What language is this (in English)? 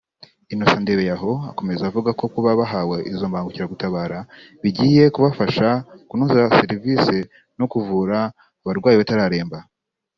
Kinyarwanda